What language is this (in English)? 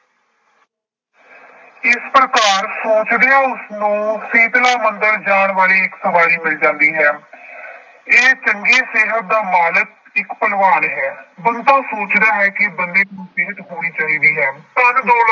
Punjabi